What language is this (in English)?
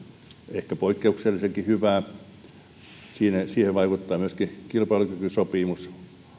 Finnish